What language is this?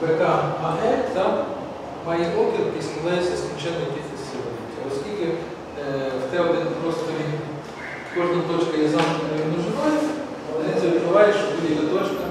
Ukrainian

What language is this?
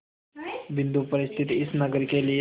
Hindi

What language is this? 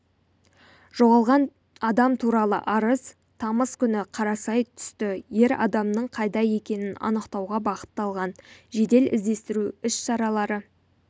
Kazakh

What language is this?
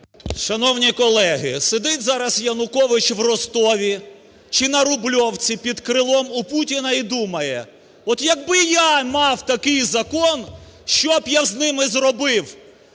Ukrainian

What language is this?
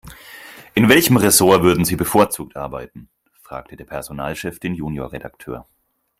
German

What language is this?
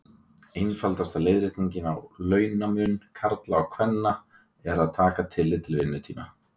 Icelandic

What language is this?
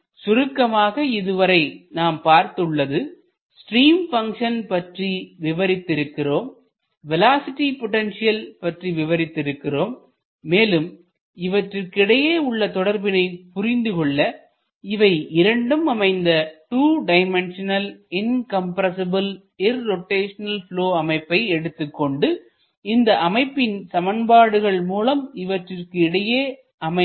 Tamil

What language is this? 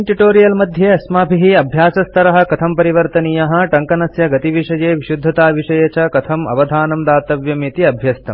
Sanskrit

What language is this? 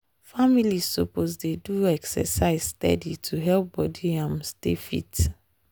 Nigerian Pidgin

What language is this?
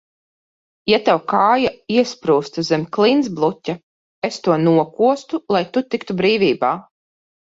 Latvian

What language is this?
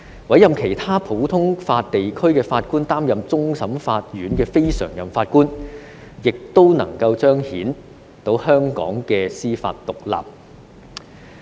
Cantonese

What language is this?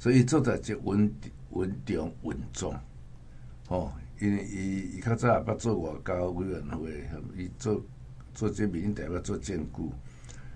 Chinese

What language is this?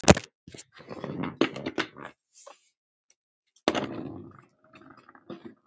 Icelandic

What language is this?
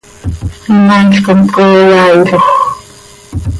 Seri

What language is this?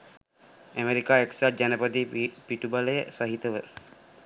Sinhala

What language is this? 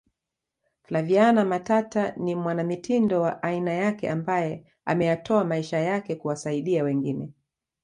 Swahili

